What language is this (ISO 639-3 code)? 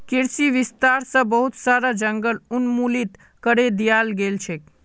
mag